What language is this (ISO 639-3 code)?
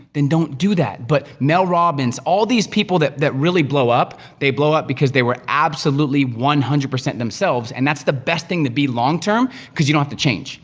eng